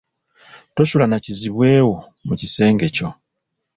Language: Ganda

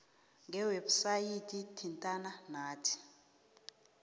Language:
South Ndebele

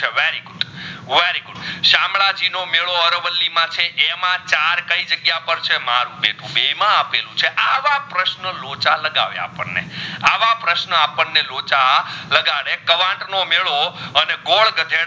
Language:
Gujarati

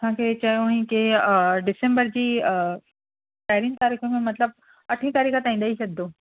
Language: Sindhi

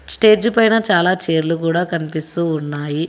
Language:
Telugu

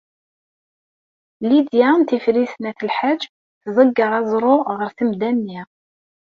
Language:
Kabyle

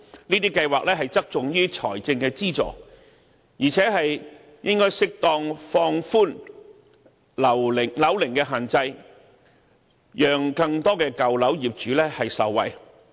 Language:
Cantonese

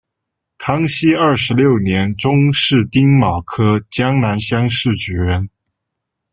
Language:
Chinese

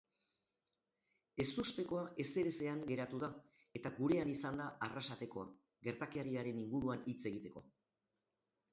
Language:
Basque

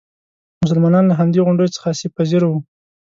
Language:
Pashto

